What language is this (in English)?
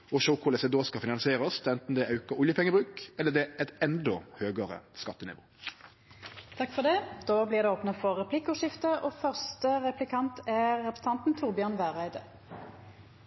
Norwegian